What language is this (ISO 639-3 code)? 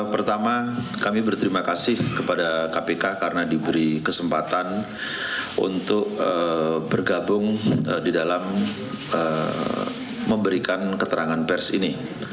ind